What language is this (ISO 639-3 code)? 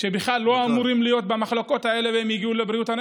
heb